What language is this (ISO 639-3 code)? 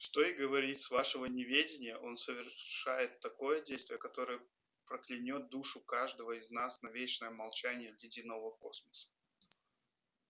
rus